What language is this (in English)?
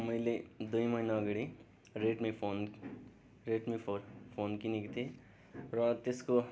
Nepali